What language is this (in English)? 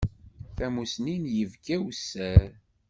Kabyle